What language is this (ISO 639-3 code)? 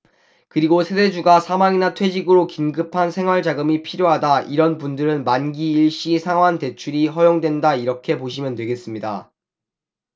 kor